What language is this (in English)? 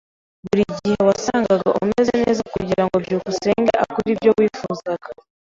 Kinyarwanda